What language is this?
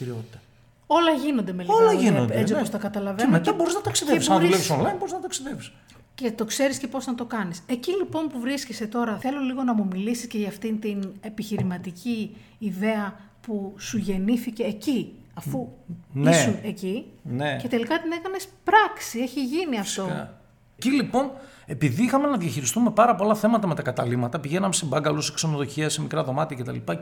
Greek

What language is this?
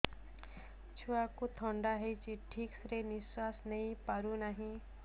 Odia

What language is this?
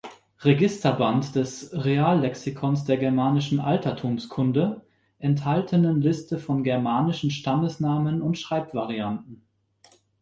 German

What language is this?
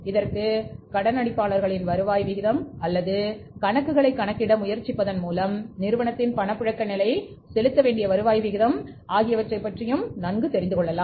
Tamil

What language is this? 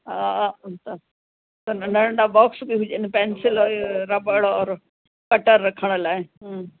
Sindhi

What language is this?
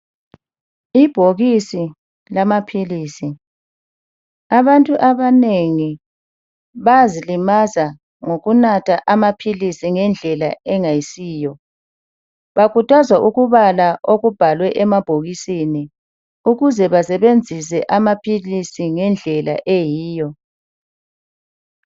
North Ndebele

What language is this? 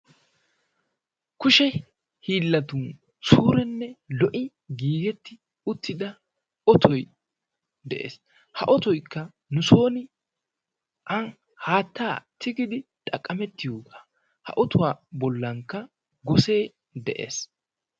Wolaytta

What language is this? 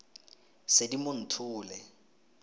Tswana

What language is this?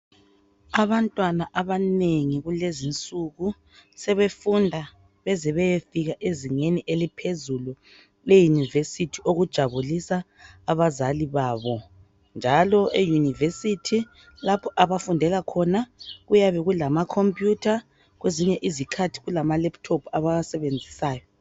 North Ndebele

